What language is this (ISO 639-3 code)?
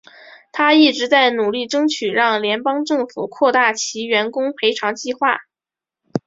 zho